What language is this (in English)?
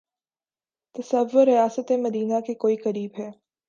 Urdu